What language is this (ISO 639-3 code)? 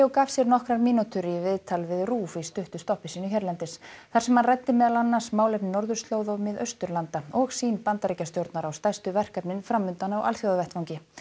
isl